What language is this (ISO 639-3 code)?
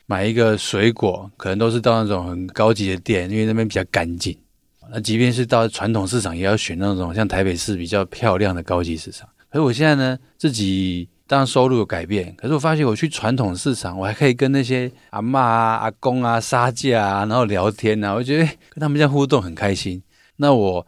zho